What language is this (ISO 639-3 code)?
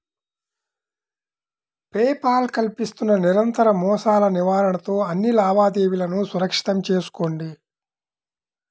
tel